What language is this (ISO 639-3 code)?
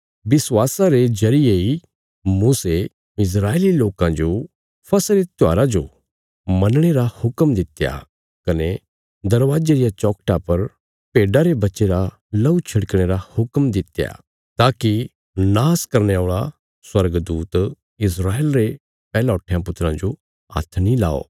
kfs